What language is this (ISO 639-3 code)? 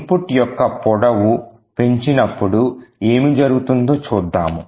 tel